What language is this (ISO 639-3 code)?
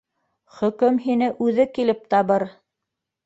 bak